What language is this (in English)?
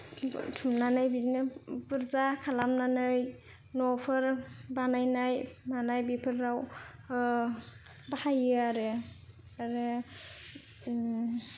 Bodo